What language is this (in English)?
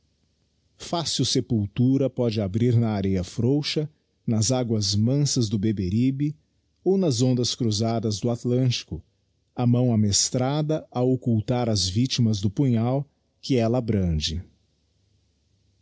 Portuguese